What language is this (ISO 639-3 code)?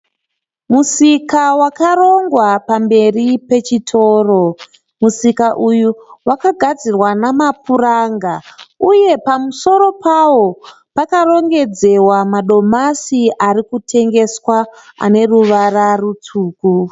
sna